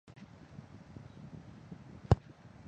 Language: Chinese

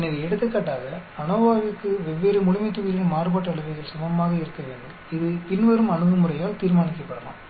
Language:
Tamil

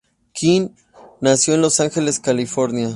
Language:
Spanish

